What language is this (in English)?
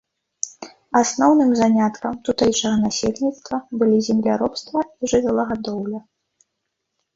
Belarusian